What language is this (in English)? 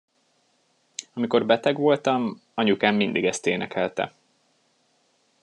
Hungarian